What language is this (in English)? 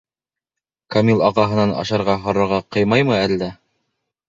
Bashkir